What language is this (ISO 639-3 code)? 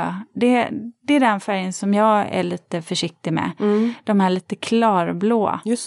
swe